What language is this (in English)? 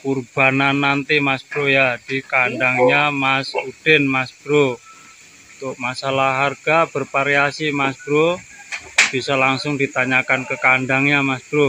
Indonesian